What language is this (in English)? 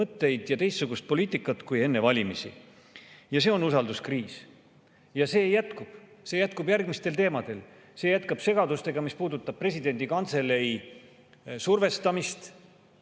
Estonian